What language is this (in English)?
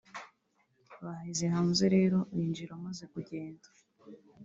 Kinyarwanda